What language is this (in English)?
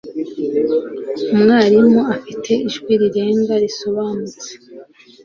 Kinyarwanda